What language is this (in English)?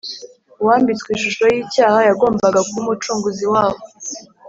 Kinyarwanda